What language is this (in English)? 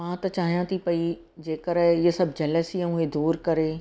Sindhi